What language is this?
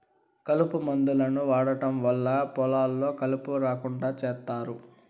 Telugu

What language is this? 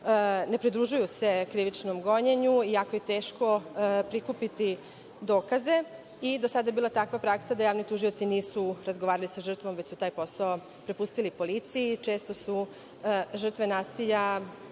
Serbian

